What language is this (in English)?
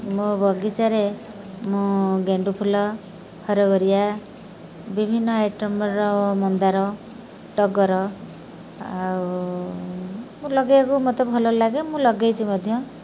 Odia